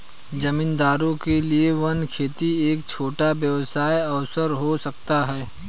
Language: Hindi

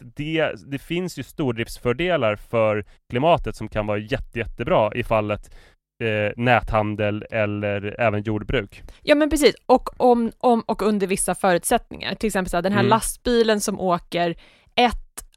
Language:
Swedish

